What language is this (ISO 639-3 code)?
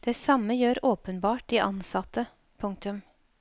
nor